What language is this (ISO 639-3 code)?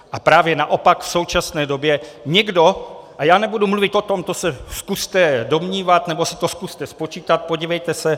ces